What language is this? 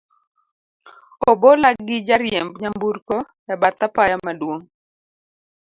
Luo (Kenya and Tanzania)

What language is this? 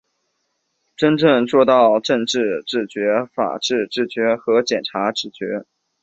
Chinese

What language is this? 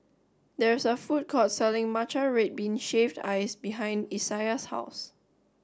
English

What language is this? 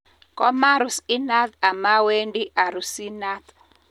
Kalenjin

